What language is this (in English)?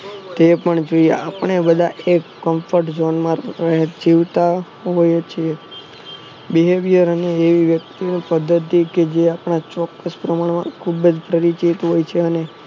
Gujarati